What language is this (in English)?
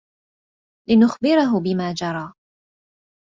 Arabic